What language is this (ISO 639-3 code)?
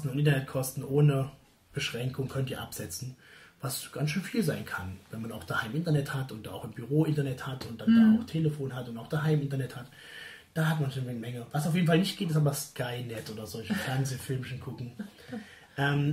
deu